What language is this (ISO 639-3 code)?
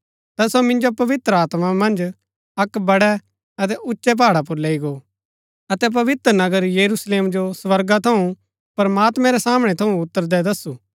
gbk